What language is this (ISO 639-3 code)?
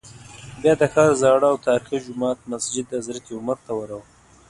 pus